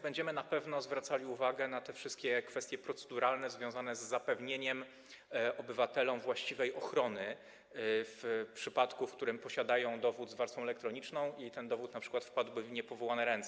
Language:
Polish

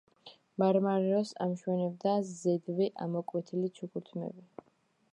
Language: Georgian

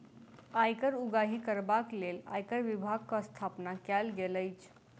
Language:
Maithili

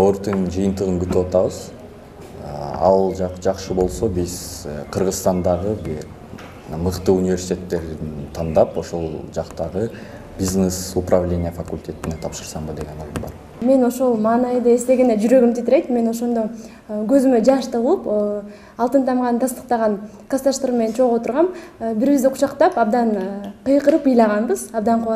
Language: Turkish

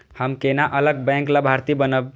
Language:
Maithili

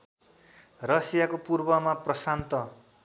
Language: Nepali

